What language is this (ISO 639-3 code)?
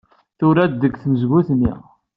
kab